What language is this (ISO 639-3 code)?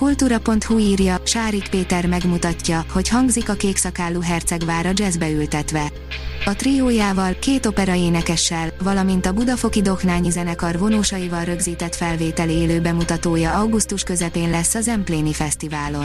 hun